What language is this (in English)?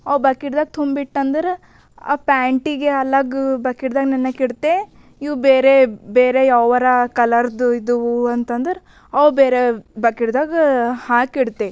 Kannada